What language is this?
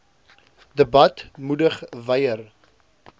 Afrikaans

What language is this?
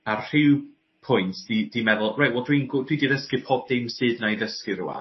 Welsh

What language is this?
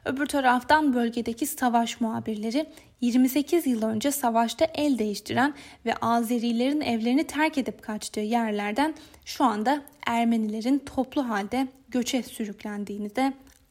Turkish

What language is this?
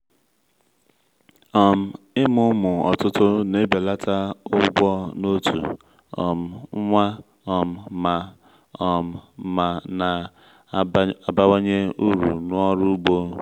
Igbo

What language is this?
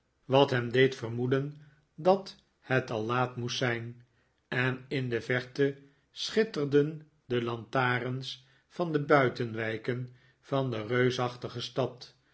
Dutch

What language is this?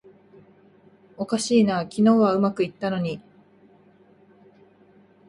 Japanese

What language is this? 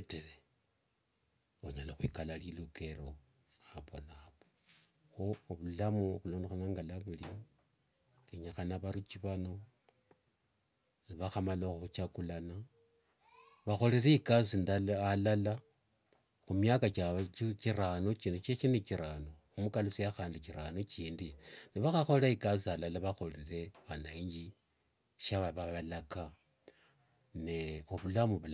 Wanga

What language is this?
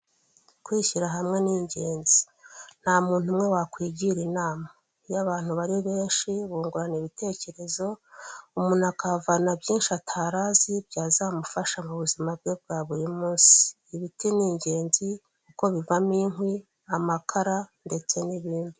Kinyarwanda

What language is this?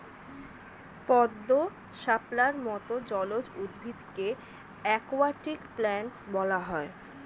Bangla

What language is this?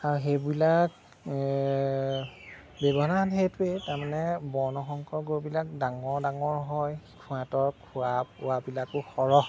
Assamese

